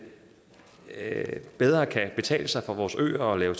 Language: Danish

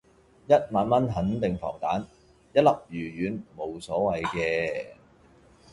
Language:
Cantonese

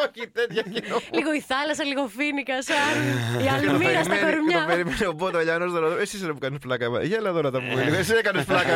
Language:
Greek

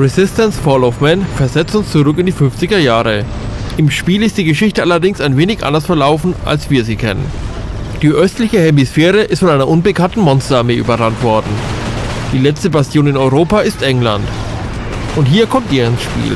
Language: German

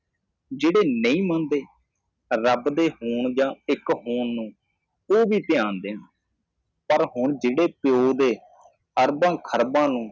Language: Punjabi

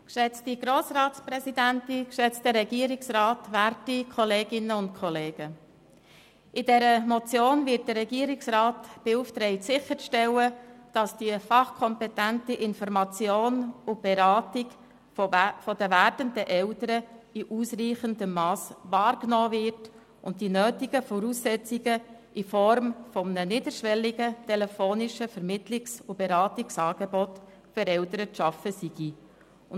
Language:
Swiss German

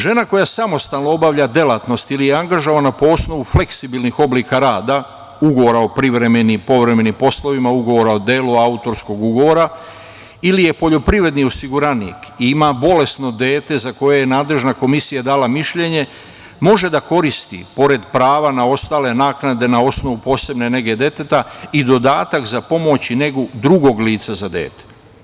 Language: Serbian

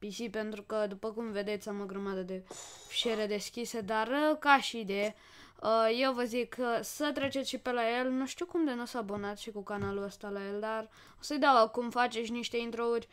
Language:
Romanian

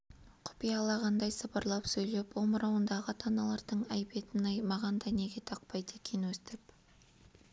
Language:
Kazakh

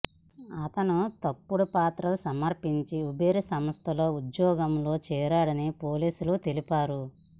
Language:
Telugu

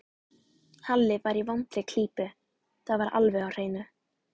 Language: Icelandic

